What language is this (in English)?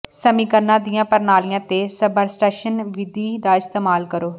Punjabi